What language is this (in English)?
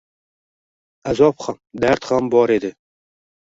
Uzbek